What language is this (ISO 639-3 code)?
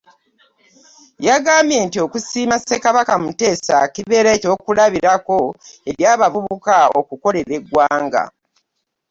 lug